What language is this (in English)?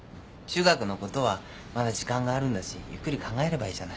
Japanese